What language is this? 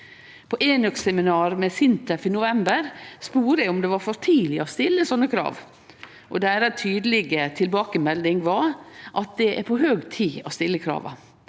Norwegian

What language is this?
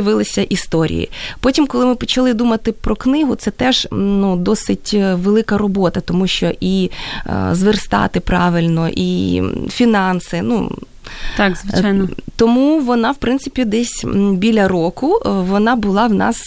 Ukrainian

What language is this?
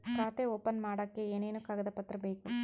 Kannada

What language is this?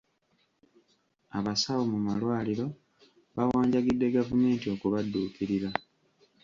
Ganda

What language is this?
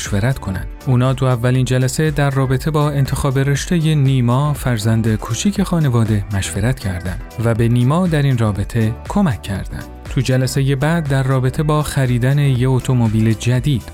Persian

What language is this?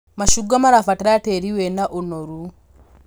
Kikuyu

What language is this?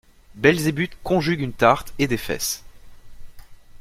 French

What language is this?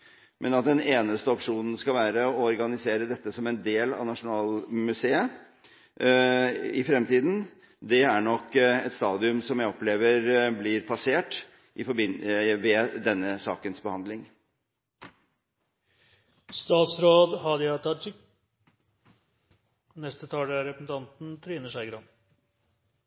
Norwegian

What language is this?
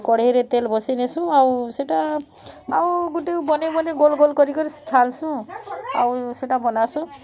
Odia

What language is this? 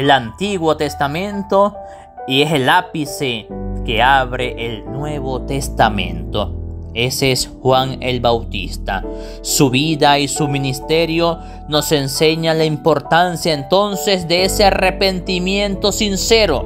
Spanish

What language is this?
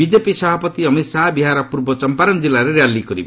Odia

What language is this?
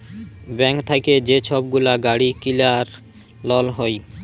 Bangla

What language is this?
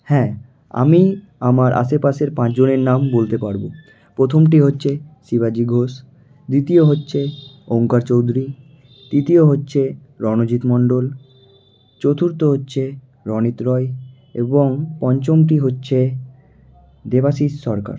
Bangla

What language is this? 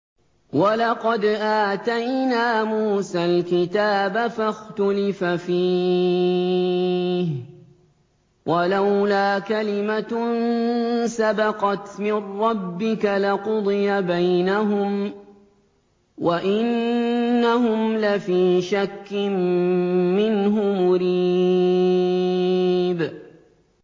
Arabic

